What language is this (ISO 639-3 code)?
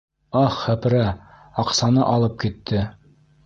bak